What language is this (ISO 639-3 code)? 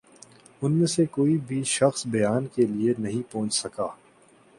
urd